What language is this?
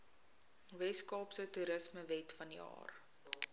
Afrikaans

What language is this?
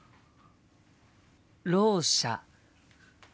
Japanese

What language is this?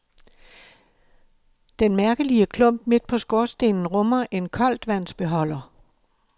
Danish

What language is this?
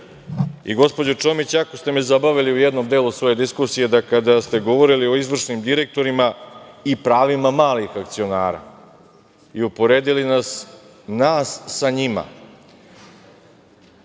Serbian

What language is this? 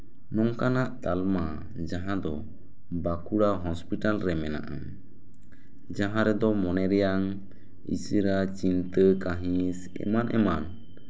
Santali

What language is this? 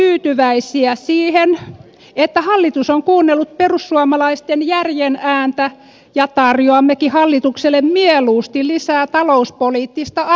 Finnish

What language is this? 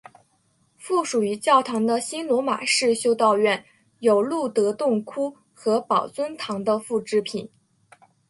Chinese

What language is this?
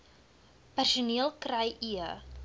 Afrikaans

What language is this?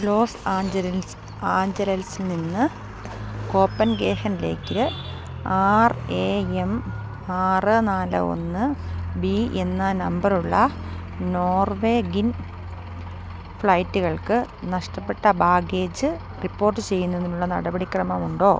Malayalam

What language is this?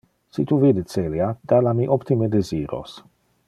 Interlingua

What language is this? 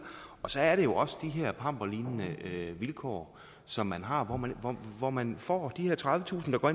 Danish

